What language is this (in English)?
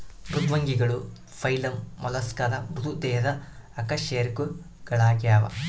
Kannada